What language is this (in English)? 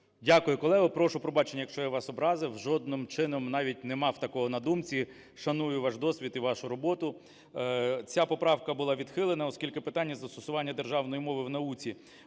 Ukrainian